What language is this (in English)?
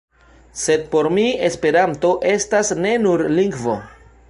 Esperanto